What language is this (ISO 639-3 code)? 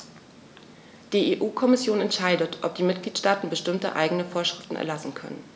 deu